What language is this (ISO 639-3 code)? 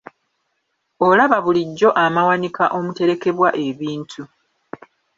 lug